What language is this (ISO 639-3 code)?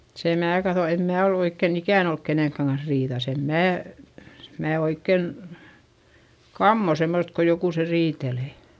fin